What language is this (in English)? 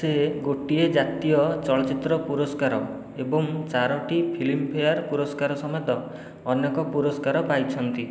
Odia